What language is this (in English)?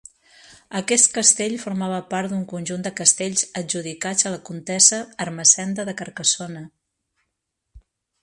Catalan